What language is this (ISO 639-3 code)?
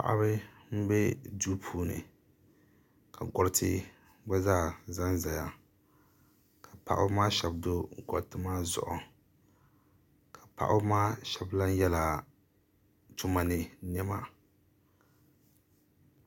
dag